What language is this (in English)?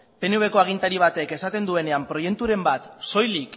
Basque